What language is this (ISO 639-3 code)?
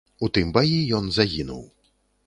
bel